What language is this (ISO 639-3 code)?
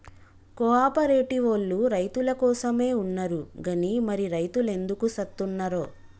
tel